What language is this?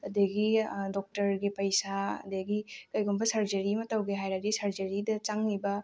Manipuri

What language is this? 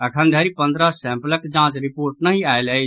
Maithili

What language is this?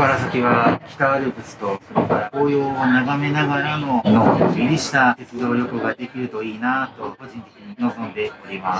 Japanese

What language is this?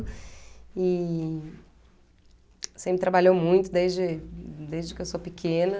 Portuguese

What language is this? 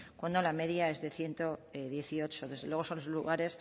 Spanish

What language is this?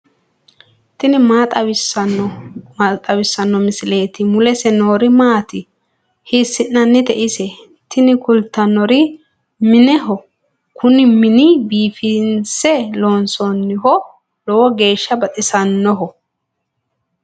Sidamo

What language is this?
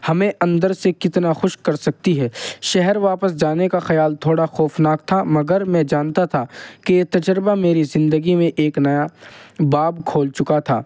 Urdu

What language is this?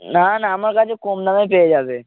Bangla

